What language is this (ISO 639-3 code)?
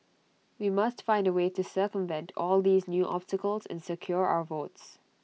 eng